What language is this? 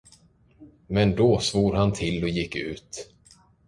Swedish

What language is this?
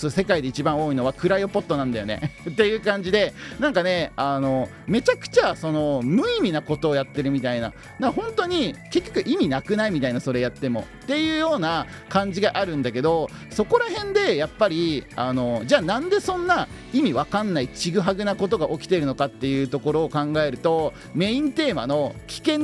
Japanese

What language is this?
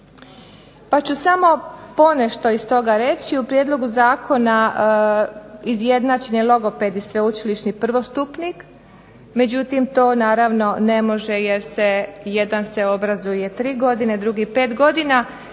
Croatian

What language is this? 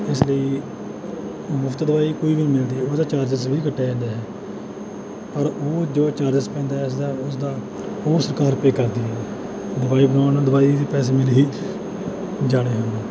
Punjabi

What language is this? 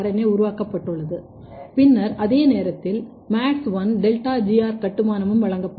Tamil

